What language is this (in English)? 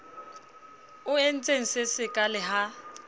Southern Sotho